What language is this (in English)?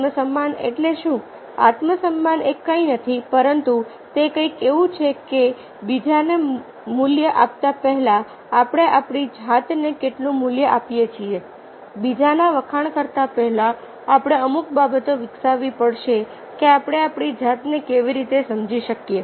Gujarati